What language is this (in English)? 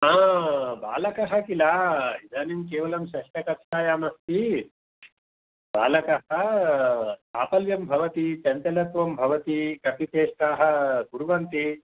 Sanskrit